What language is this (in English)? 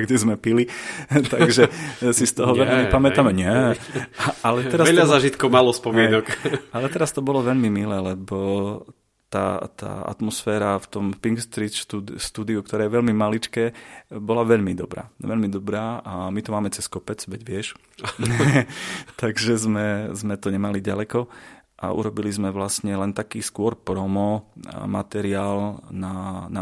Slovak